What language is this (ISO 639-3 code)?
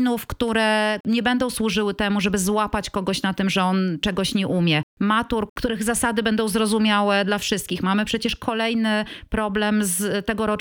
pol